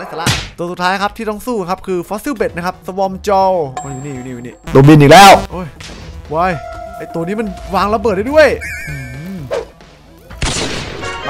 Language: Thai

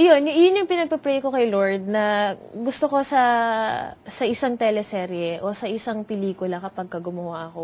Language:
Filipino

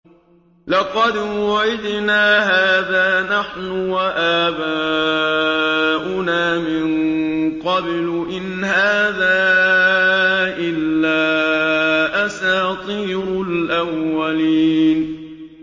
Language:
Arabic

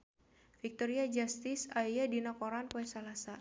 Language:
Sundanese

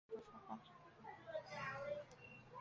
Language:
Chinese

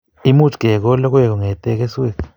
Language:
Kalenjin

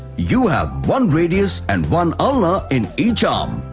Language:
English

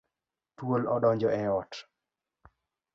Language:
Luo (Kenya and Tanzania)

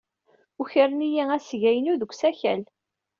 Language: Kabyle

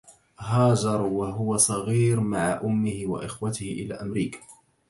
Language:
Arabic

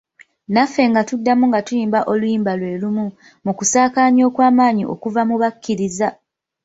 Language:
Ganda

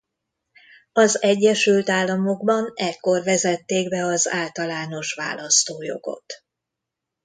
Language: Hungarian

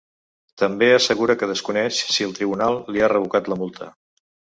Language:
Catalan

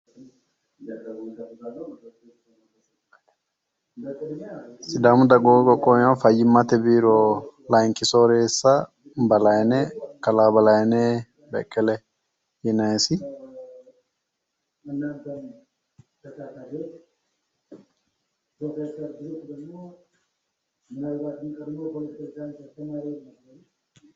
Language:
Sidamo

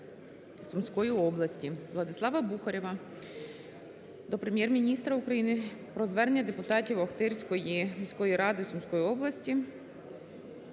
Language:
Ukrainian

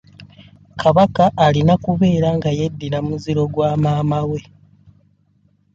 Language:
Ganda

